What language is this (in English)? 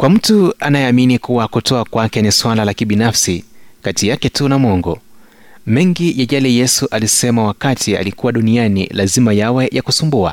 Swahili